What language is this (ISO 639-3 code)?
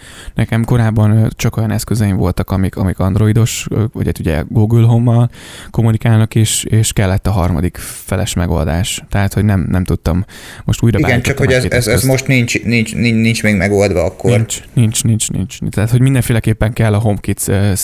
hun